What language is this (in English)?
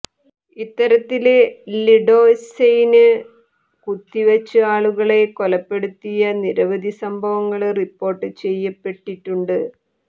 Malayalam